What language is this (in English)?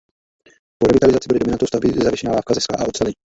Czech